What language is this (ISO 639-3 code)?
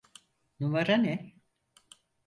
tur